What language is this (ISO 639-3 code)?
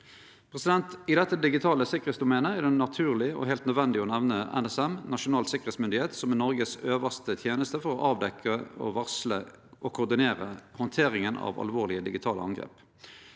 nor